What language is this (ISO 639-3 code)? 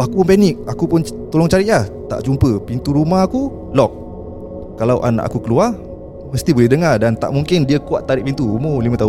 msa